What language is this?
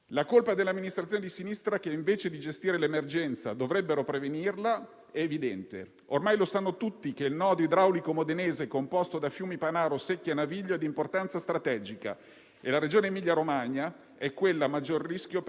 Italian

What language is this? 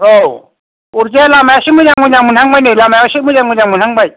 Bodo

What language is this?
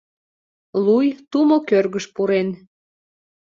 Mari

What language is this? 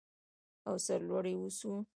Pashto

